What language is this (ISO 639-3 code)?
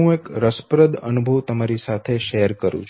guj